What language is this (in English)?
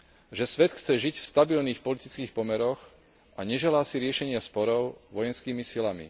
Slovak